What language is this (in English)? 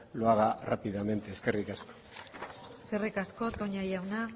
Basque